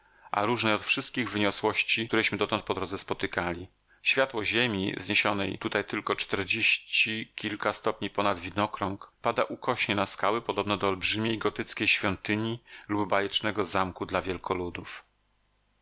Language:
Polish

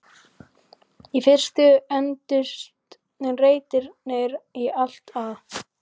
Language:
Icelandic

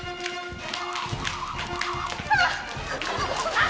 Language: Japanese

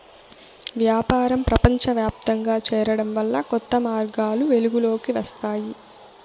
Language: Telugu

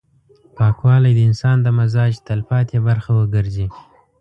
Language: Pashto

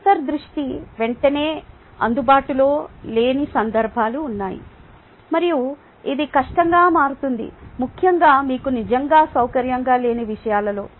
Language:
Telugu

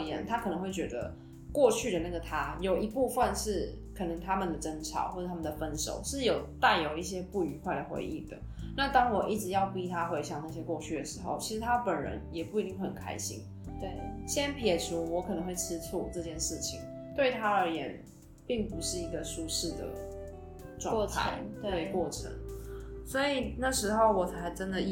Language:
Chinese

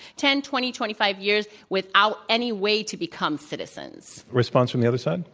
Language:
English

